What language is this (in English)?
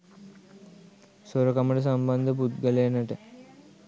Sinhala